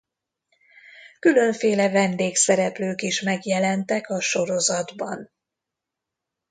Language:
Hungarian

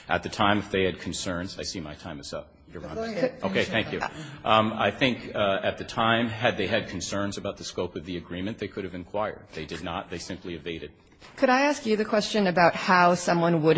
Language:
English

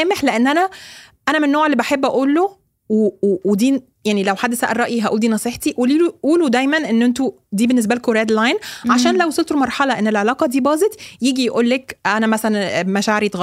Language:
Arabic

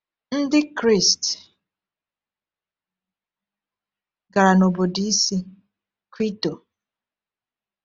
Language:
Igbo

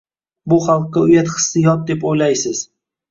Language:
Uzbek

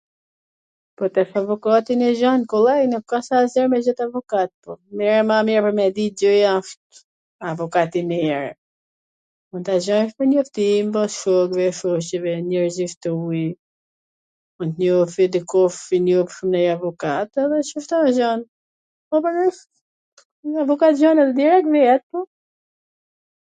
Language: Gheg Albanian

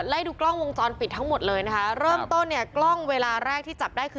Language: Thai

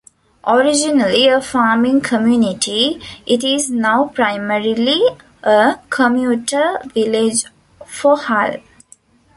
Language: English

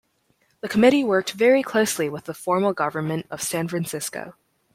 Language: English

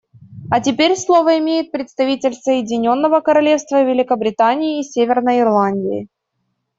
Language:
Russian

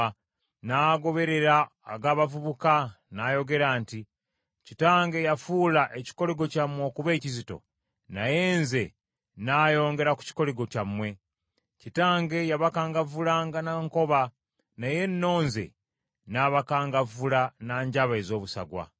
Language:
Ganda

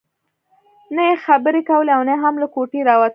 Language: Pashto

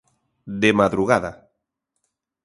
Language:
Galician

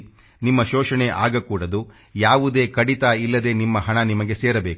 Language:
Kannada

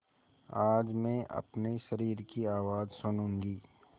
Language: Hindi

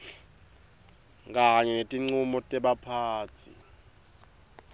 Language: Swati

